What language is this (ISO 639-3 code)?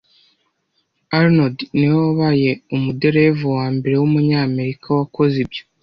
kin